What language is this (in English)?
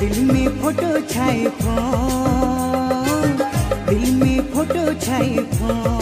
Hindi